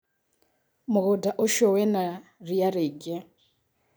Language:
Kikuyu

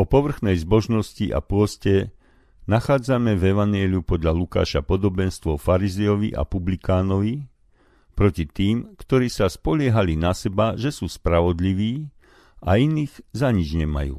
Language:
Slovak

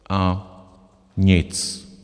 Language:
Czech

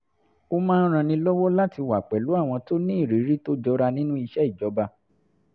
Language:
Yoruba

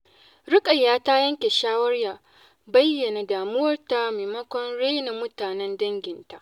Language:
Hausa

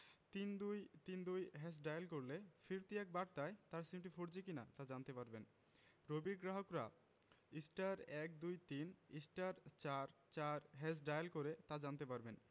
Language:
Bangla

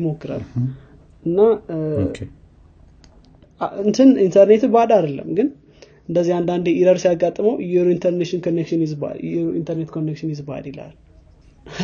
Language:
Amharic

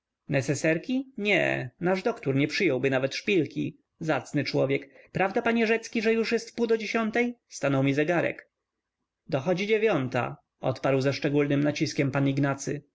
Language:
Polish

